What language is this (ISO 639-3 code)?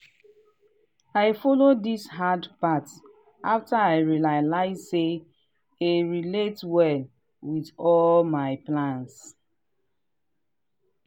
pcm